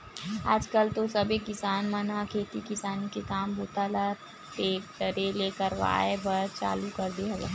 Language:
Chhattisgarhi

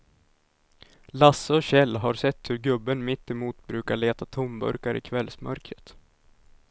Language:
Swedish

